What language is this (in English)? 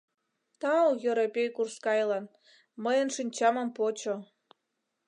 Mari